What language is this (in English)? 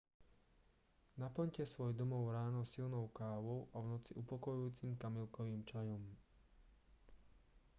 Slovak